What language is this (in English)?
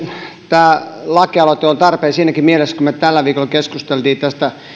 Finnish